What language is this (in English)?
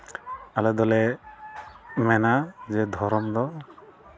Santali